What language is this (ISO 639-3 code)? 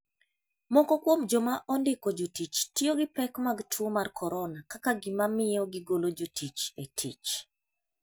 luo